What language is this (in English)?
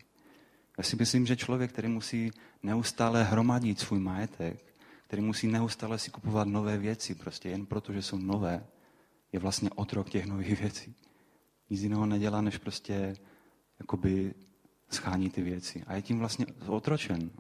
Czech